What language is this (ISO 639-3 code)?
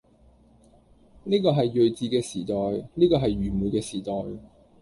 yue